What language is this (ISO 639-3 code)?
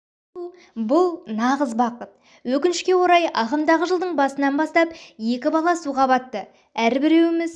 kaz